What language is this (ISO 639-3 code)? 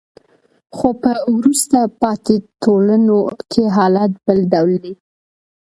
pus